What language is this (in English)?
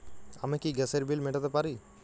Bangla